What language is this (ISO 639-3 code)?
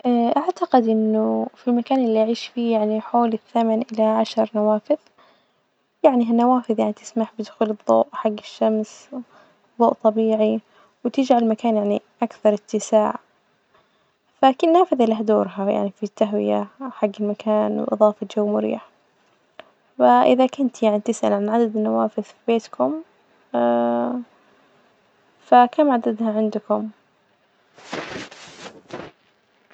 ars